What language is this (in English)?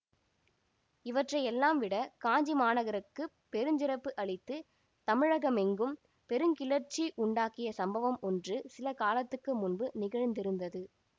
Tamil